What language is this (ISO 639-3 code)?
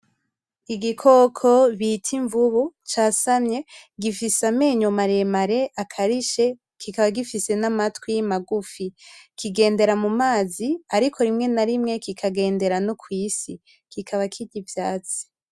run